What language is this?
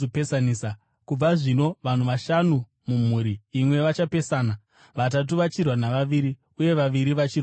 Shona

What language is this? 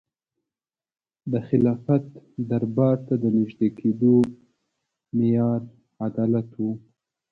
Pashto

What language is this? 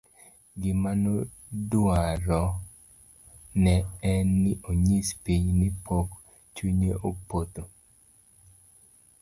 Luo (Kenya and Tanzania)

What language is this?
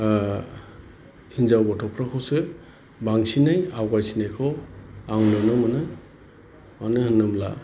Bodo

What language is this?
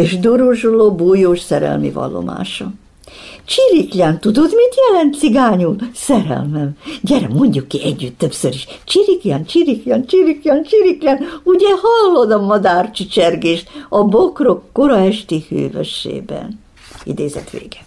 Hungarian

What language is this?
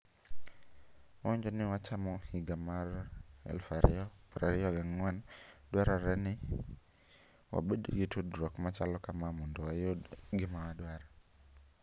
Luo (Kenya and Tanzania)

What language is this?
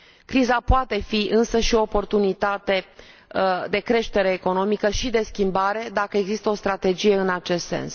Romanian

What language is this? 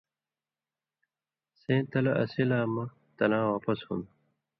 Indus Kohistani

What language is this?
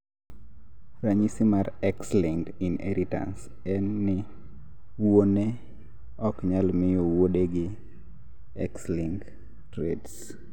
Luo (Kenya and Tanzania)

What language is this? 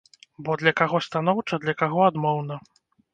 Belarusian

